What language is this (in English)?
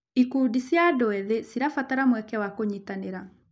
Kikuyu